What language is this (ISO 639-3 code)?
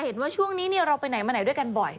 tha